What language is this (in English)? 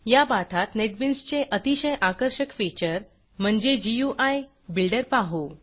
Marathi